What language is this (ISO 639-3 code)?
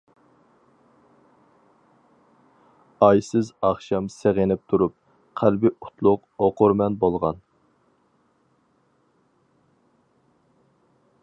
uig